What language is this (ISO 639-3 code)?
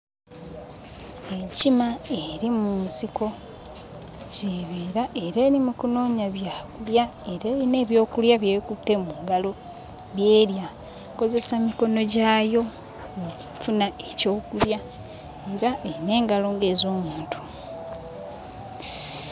lug